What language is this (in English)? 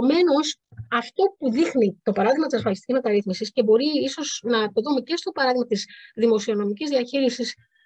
Greek